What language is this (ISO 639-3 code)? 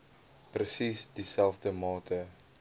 afr